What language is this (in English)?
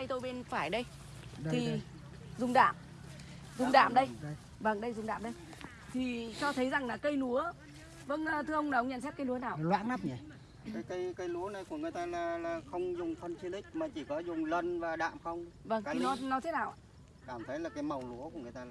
Vietnamese